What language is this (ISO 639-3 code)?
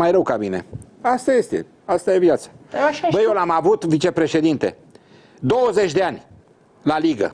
ron